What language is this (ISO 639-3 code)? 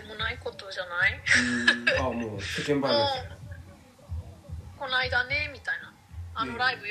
jpn